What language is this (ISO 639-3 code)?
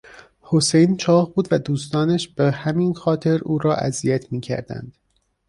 fas